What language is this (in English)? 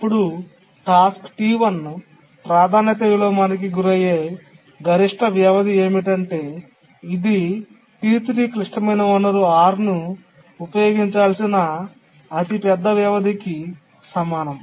Telugu